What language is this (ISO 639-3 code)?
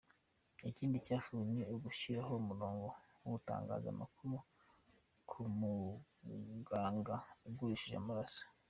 kin